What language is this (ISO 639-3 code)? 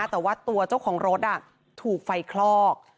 tha